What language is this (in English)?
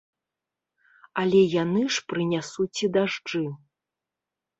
Belarusian